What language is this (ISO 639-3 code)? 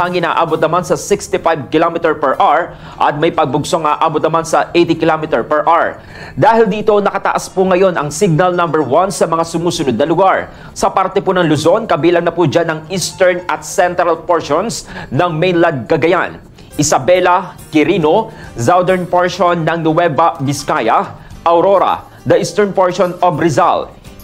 fil